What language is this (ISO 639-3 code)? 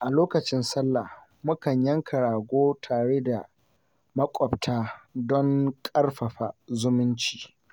hau